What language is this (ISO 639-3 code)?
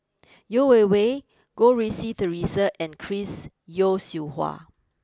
eng